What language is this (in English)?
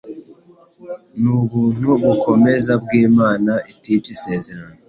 Kinyarwanda